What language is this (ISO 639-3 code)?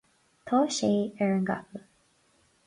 gle